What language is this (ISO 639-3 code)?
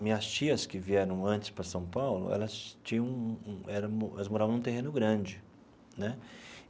por